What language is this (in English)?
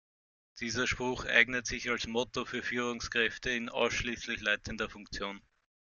German